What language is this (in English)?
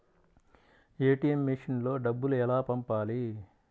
Telugu